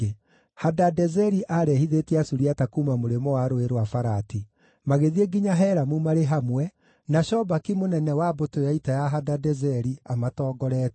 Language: Kikuyu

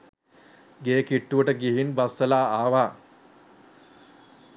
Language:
Sinhala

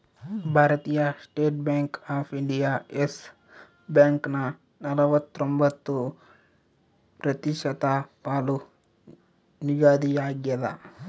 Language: Kannada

